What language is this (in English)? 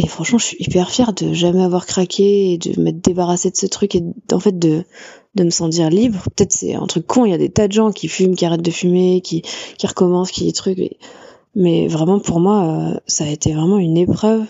French